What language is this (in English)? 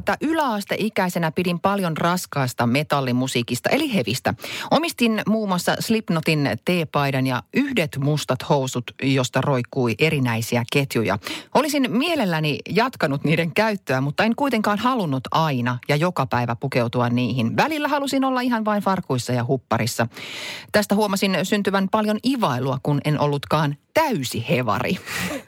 Finnish